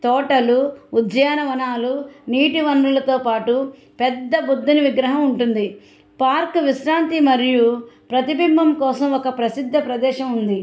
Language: Telugu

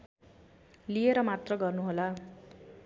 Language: Nepali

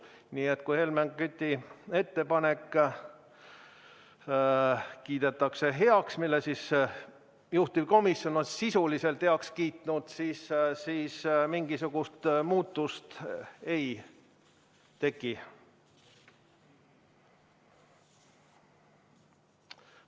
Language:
Estonian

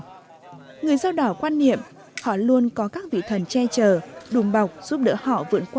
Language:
Vietnamese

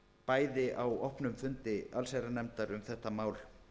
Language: Icelandic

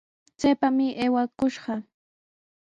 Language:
Sihuas Ancash Quechua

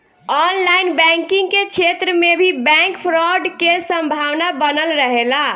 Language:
Bhojpuri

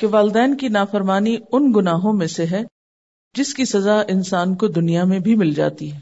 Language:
Urdu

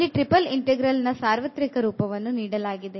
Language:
Kannada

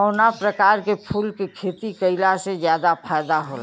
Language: Bhojpuri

